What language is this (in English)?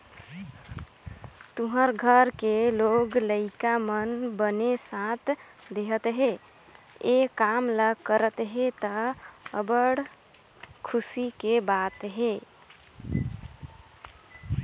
Chhattisgarhi